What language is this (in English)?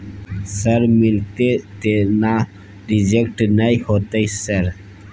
Maithili